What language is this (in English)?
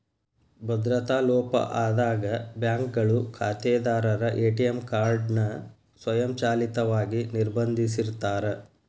Kannada